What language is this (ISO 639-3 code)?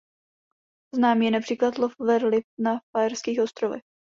ces